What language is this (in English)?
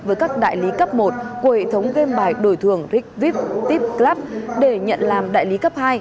Vietnamese